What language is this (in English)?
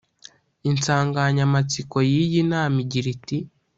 Kinyarwanda